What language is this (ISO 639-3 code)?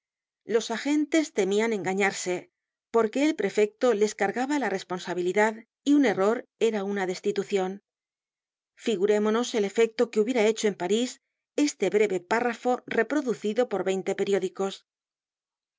spa